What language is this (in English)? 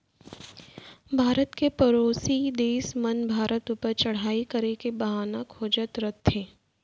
Chhattisgarhi